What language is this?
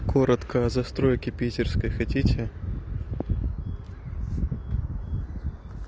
Russian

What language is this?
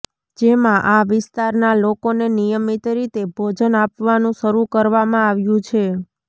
Gujarati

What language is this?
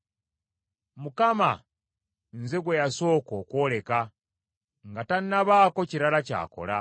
Ganda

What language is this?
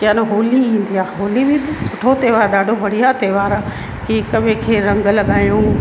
Sindhi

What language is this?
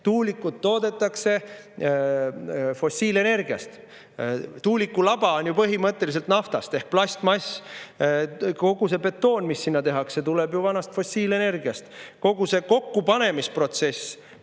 Estonian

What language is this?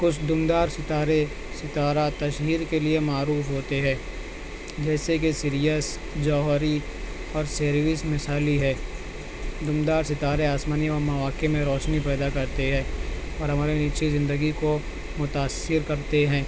Urdu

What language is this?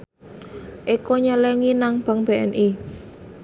Javanese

